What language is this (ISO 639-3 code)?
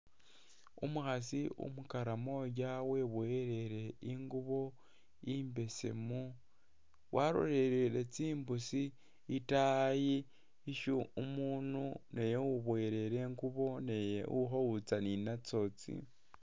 myx